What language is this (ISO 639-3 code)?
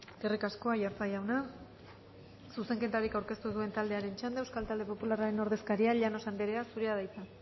eus